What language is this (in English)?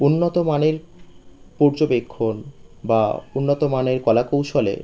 Bangla